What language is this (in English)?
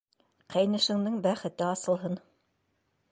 Bashkir